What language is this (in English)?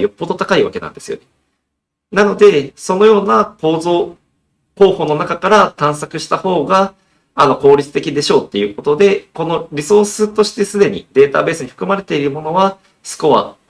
Japanese